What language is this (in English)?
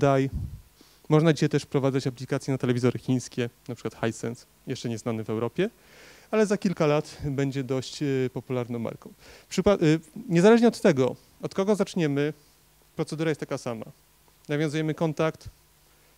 Polish